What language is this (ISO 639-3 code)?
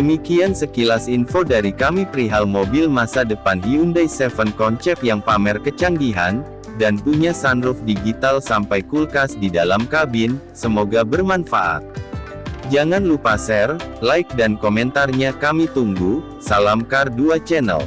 ind